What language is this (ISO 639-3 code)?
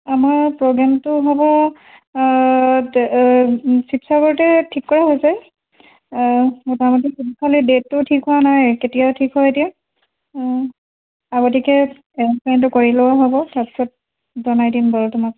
asm